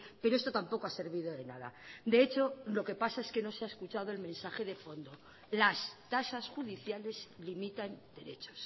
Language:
Spanish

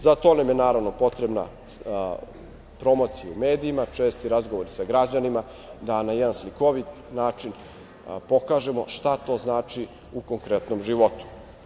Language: Serbian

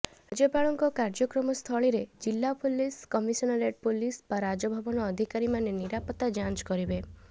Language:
Odia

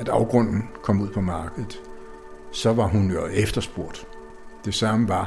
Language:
Danish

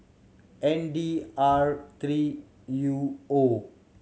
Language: English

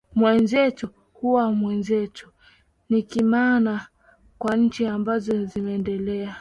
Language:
Swahili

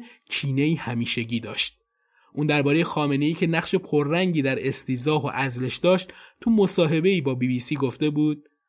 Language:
Persian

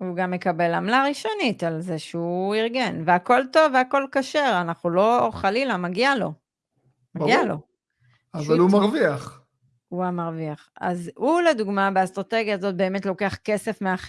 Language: Hebrew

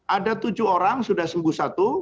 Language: Indonesian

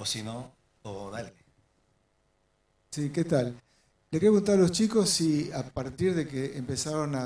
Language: Spanish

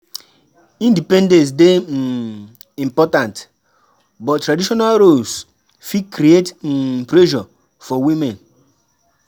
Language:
Nigerian Pidgin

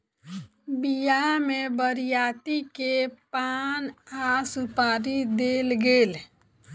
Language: Maithili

